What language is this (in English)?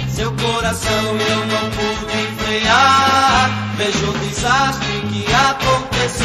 Portuguese